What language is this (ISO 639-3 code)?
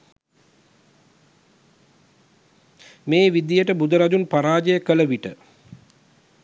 sin